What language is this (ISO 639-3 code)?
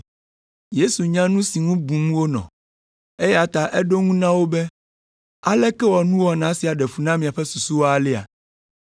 ewe